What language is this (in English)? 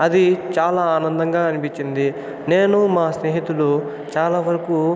Telugu